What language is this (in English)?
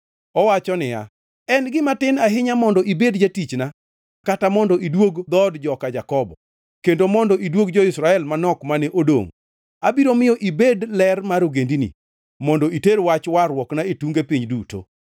Luo (Kenya and Tanzania)